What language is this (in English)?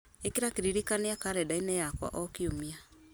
Kikuyu